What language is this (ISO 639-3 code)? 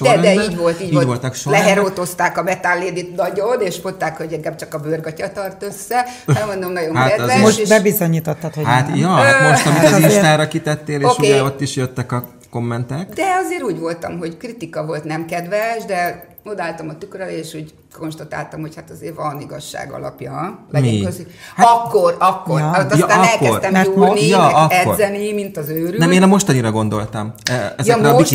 hun